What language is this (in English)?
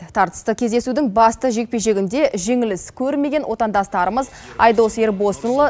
Kazakh